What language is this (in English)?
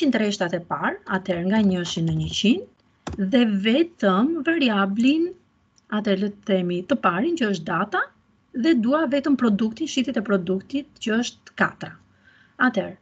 Dutch